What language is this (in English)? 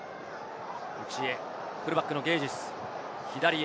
Japanese